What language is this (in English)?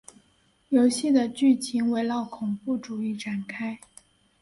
Chinese